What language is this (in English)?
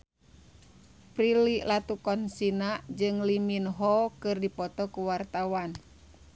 Sundanese